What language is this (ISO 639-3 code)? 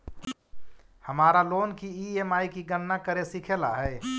mag